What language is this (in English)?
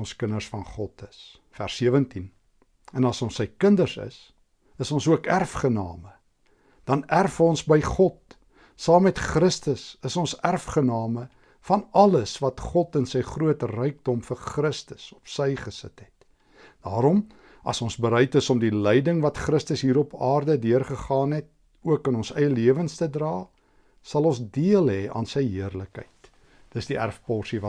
Dutch